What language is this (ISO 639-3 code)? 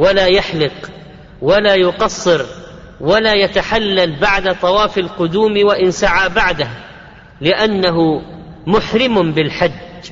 ara